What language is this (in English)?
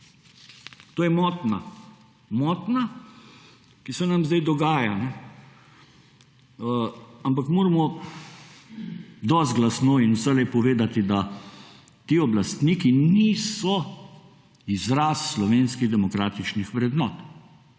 Slovenian